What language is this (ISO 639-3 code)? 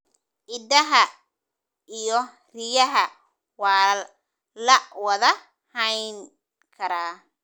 som